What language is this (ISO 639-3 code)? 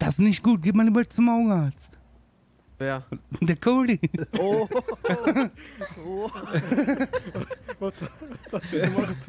deu